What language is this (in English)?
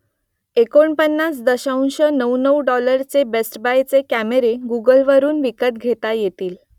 Marathi